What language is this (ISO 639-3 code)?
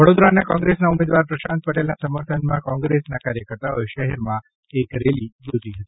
guj